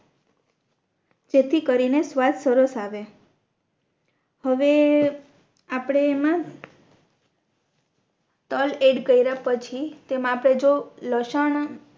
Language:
Gujarati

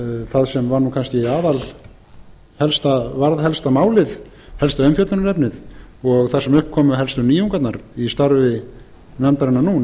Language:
Icelandic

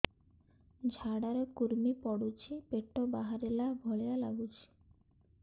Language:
Odia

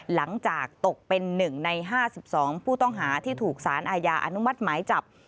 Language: Thai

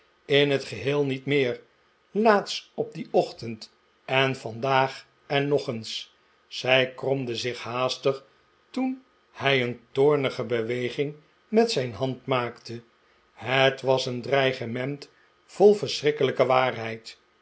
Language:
Dutch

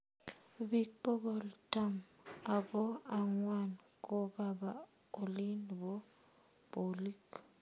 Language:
Kalenjin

